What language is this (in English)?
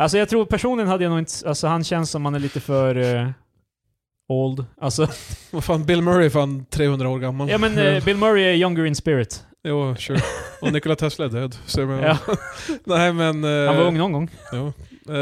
Swedish